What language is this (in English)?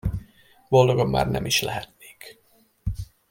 Hungarian